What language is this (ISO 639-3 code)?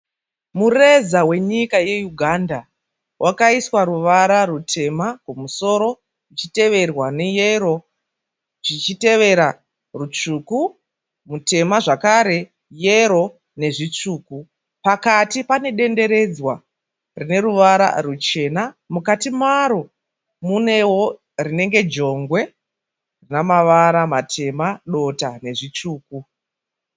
sna